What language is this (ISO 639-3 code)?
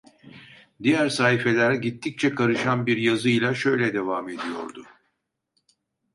tur